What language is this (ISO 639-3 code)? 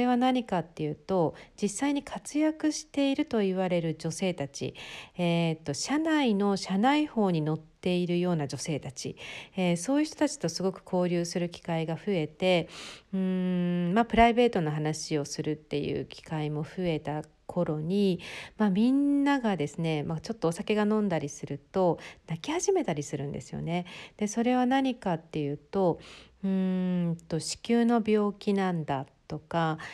jpn